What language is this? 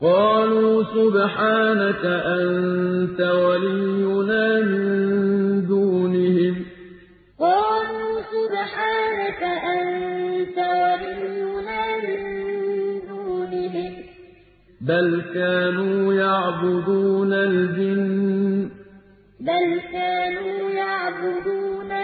Arabic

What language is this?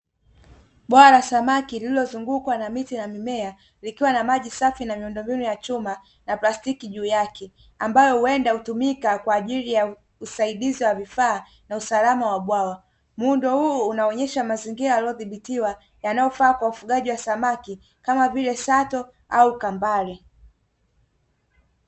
Swahili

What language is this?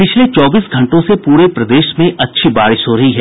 Hindi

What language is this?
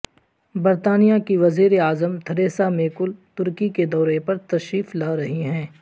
Urdu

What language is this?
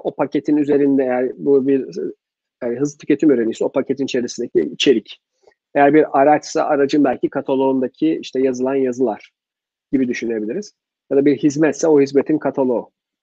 Turkish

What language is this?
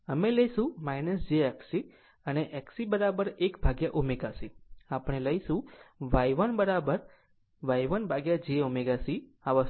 Gujarati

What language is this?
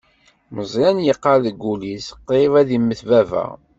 Kabyle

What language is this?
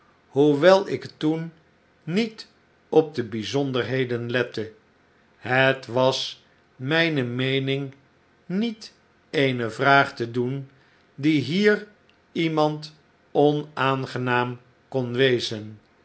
Dutch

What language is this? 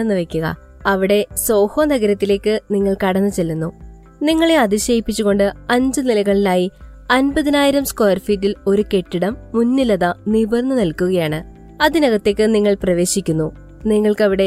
Malayalam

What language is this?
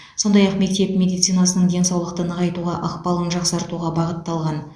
Kazakh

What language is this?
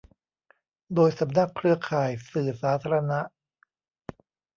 Thai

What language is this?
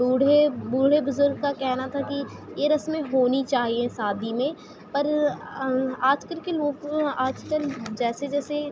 Urdu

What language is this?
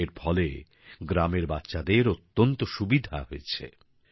Bangla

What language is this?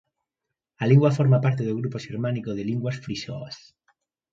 Galician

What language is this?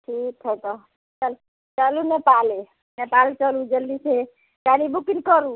Maithili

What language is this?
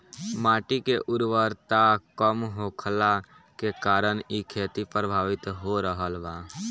Bhojpuri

